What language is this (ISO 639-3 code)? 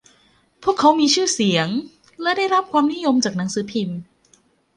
tha